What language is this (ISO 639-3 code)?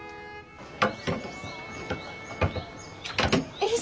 jpn